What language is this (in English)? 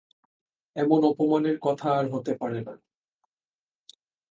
Bangla